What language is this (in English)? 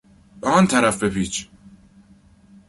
Persian